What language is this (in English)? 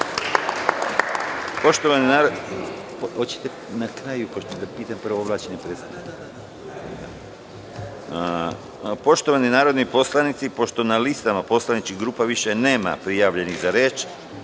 Serbian